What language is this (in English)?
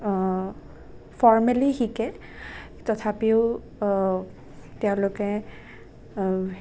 Assamese